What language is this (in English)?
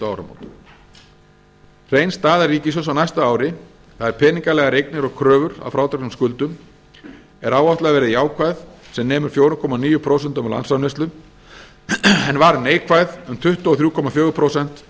Icelandic